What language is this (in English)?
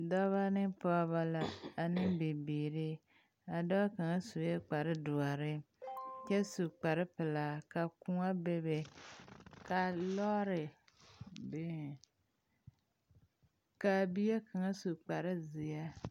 Southern Dagaare